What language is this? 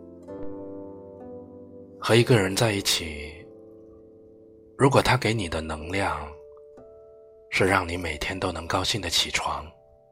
Chinese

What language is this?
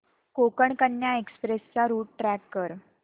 Marathi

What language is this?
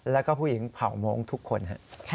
Thai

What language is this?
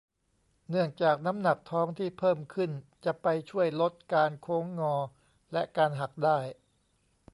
Thai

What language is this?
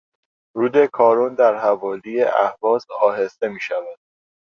Persian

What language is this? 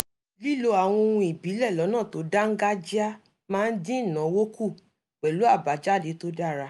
Yoruba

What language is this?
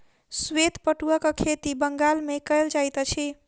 Maithili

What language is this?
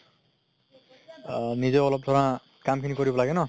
Assamese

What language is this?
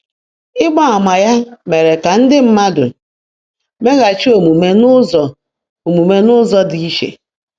Igbo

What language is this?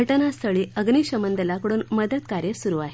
Marathi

